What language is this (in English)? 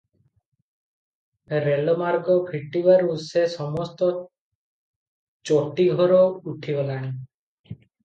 Odia